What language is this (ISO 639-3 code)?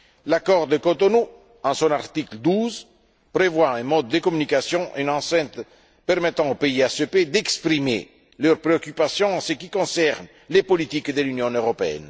fra